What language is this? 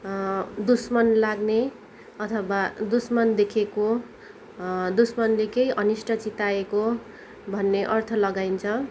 Nepali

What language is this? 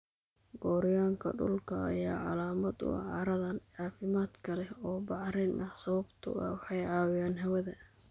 Somali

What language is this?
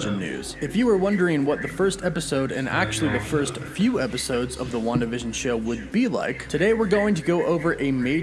English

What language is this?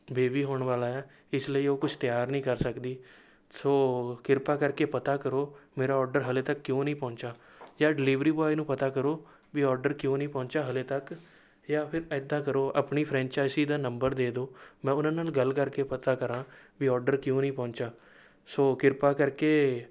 Punjabi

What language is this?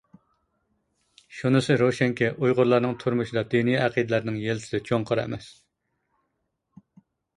Uyghur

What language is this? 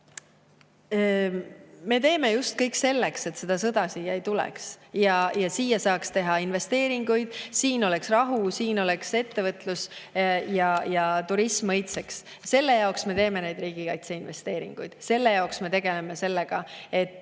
Estonian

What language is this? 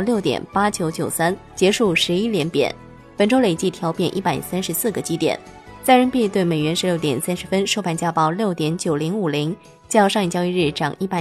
Chinese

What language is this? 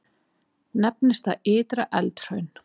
Icelandic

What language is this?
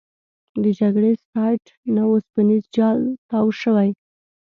Pashto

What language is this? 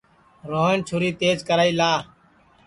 Sansi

